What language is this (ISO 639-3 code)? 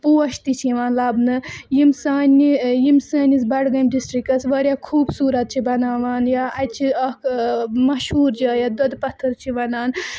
kas